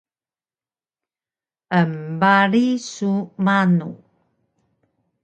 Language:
Taroko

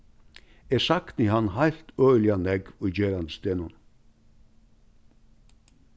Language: Faroese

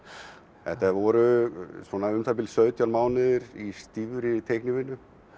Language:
Icelandic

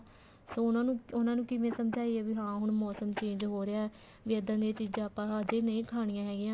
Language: Punjabi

